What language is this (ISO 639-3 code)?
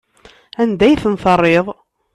kab